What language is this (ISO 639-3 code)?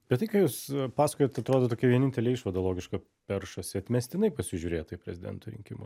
lit